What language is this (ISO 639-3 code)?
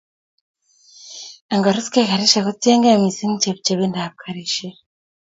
kln